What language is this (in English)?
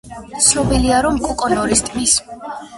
Georgian